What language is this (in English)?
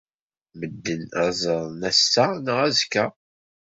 Kabyle